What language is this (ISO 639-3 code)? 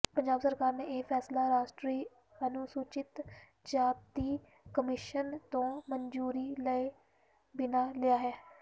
pan